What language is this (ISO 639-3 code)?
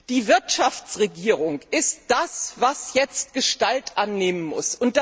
deu